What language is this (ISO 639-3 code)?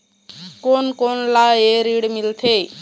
hne